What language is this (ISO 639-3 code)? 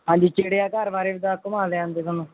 pan